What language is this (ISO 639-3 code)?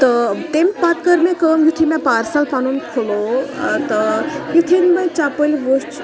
kas